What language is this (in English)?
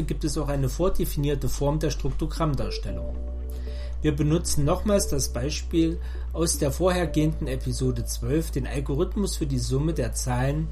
German